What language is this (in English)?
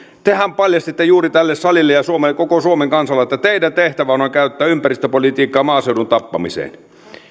Finnish